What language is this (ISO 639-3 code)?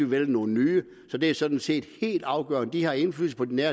dan